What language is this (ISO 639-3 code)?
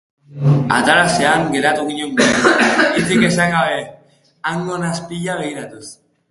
eus